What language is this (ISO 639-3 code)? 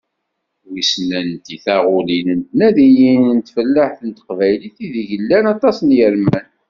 kab